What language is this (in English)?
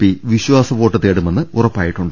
Malayalam